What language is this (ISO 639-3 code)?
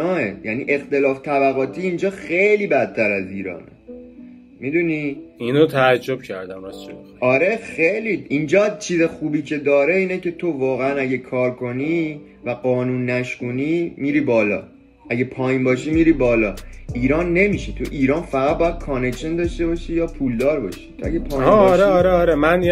fas